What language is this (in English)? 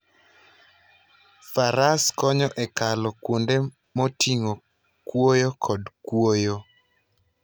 Luo (Kenya and Tanzania)